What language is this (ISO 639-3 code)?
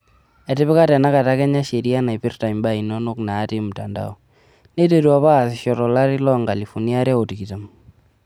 mas